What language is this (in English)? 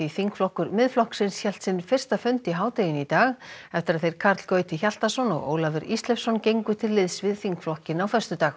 Icelandic